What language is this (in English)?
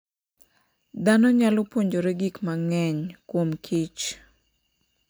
Luo (Kenya and Tanzania)